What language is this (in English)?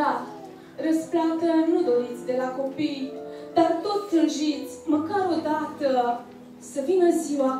Romanian